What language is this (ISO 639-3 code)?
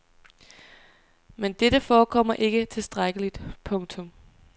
dan